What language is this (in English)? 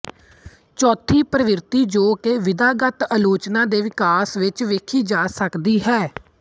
Punjabi